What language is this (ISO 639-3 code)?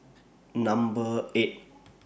eng